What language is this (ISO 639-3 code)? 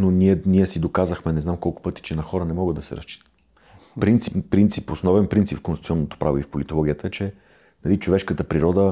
bul